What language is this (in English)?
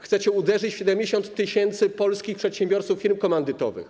Polish